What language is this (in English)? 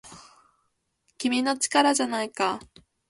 Japanese